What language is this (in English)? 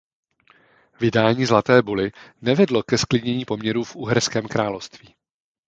Czech